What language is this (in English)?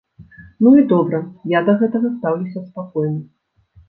Belarusian